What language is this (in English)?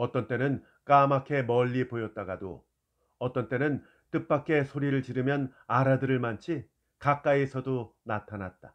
Korean